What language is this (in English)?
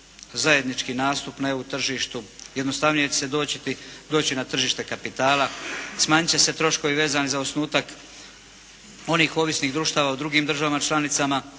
Croatian